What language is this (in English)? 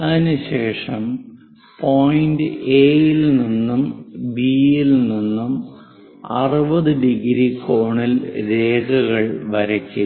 Malayalam